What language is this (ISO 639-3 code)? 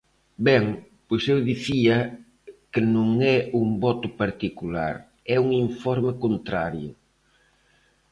glg